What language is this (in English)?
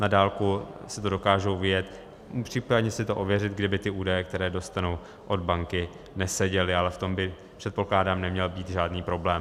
Czech